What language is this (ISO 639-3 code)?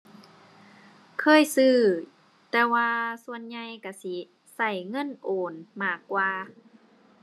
tha